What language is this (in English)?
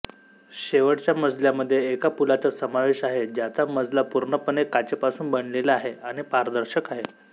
Marathi